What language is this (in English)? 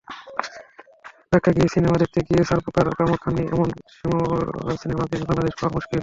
Bangla